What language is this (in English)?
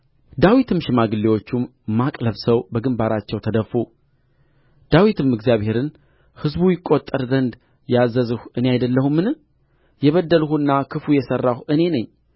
Amharic